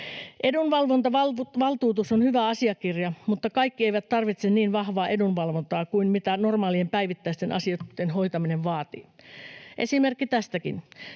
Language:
Finnish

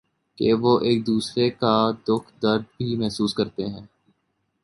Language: Urdu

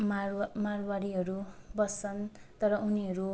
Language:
Nepali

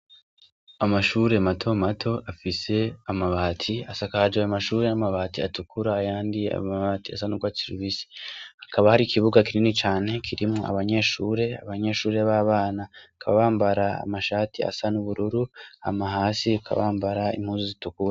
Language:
Rundi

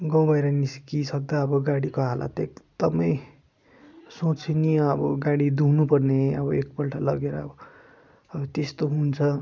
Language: Nepali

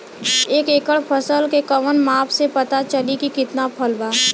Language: Bhojpuri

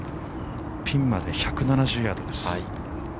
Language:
Japanese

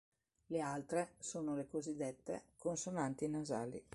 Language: Italian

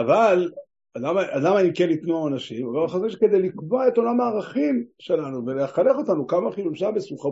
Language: Hebrew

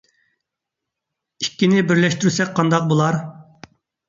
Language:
Uyghur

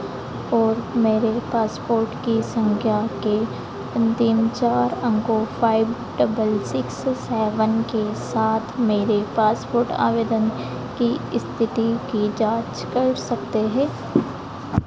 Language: Hindi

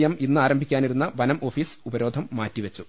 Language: Malayalam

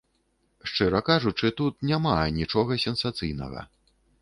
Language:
Belarusian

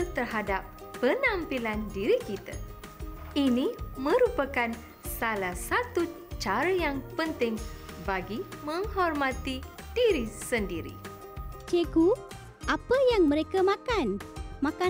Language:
Malay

